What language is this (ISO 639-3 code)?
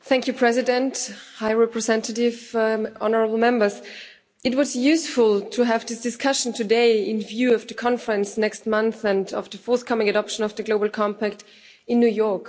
eng